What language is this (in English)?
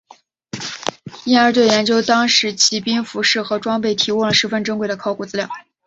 Chinese